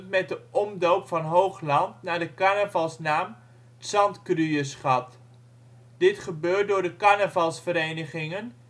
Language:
Dutch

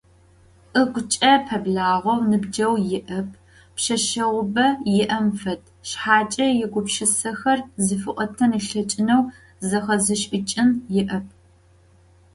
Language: Adyghe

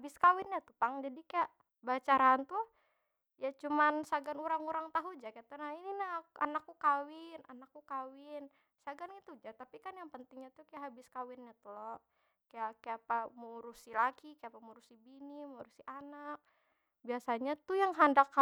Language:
Banjar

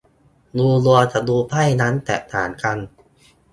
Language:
Thai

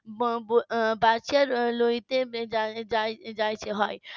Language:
Bangla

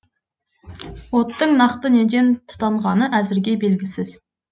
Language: Kazakh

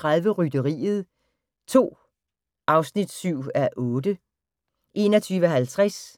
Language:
Danish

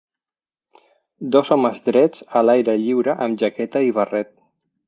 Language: Catalan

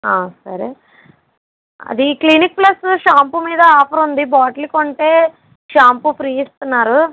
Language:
Telugu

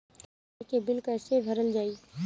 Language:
Bhojpuri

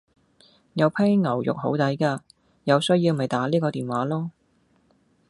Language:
Cantonese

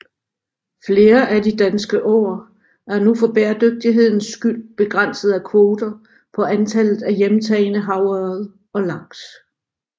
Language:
Danish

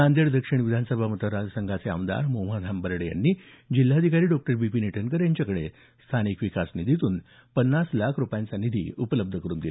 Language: Marathi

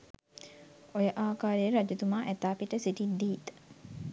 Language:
Sinhala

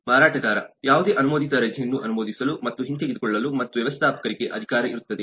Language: Kannada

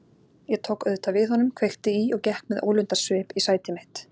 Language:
Icelandic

